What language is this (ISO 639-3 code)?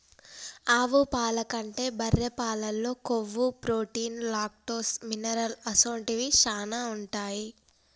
tel